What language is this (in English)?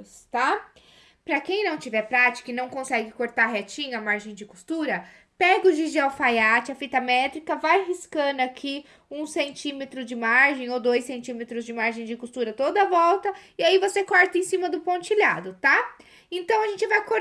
Portuguese